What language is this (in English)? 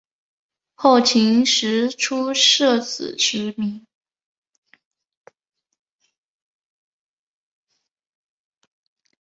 Chinese